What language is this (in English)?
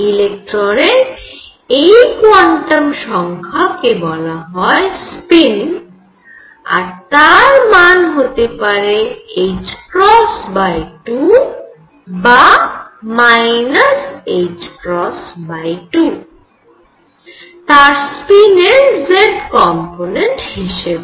Bangla